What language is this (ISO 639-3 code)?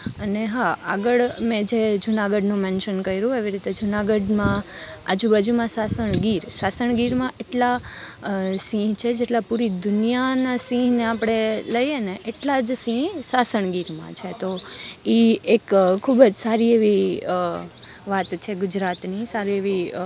guj